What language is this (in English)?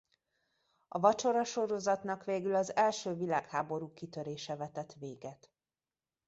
Hungarian